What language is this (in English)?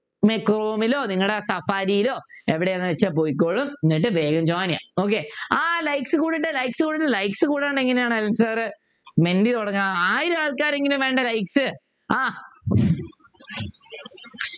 Malayalam